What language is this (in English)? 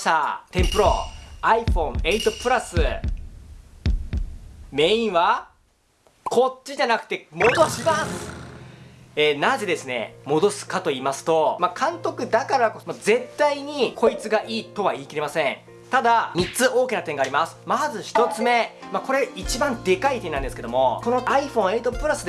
Japanese